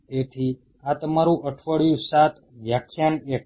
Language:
Gujarati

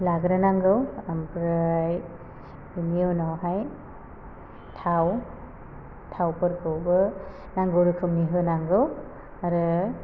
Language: Bodo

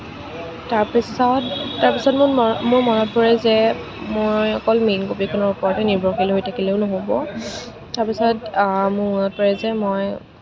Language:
Assamese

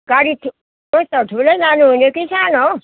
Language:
Nepali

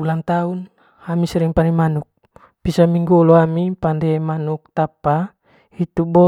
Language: Manggarai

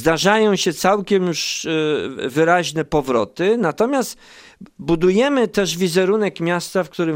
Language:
Polish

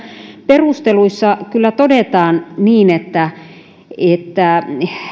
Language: Finnish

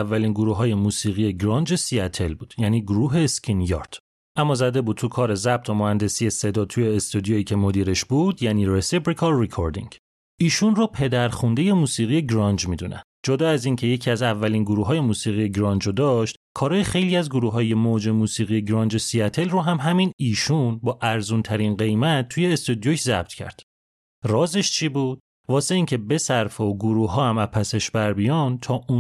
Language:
Persian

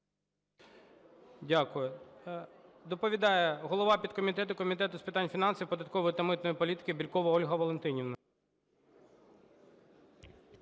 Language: Ukrainian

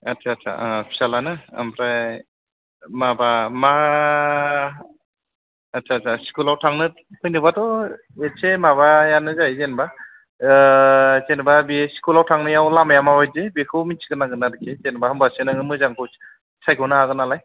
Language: Bodo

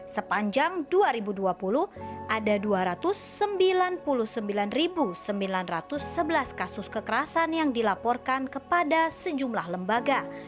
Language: Indonesian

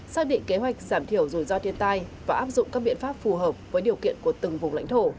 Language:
Vietnamese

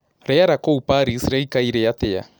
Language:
Kikuyu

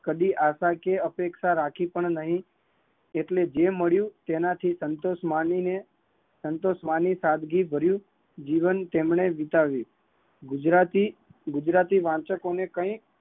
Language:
Gujarati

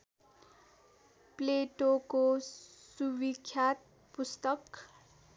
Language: Nepali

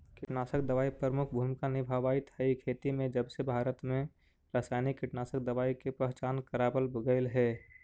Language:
Magahi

